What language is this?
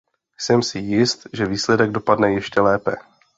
Czech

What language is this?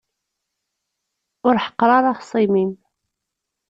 Kabyle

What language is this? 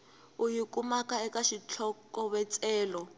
Tsonga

